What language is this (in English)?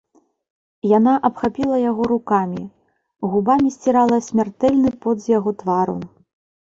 Belarusian